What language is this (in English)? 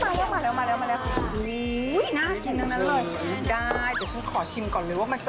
Thai